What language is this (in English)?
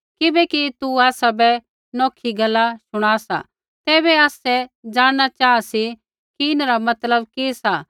Kullu Pahari